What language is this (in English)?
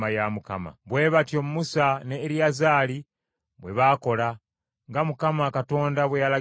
Ganda